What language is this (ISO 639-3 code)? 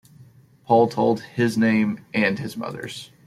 eng